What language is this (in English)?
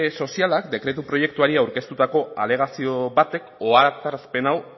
Basque